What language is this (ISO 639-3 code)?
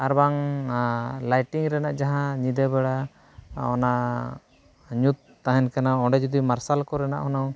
sat